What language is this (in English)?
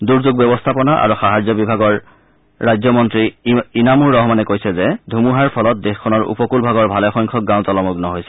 Assamese